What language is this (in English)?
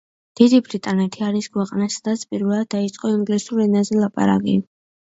Georgian